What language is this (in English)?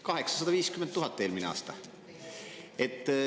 Estonian